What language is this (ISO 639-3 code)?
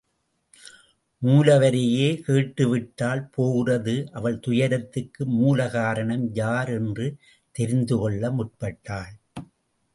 tam